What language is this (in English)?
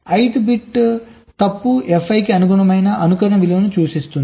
Telugu